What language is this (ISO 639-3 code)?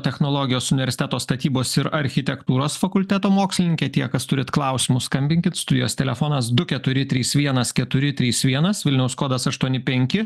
lit